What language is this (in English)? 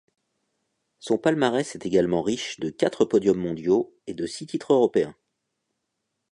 French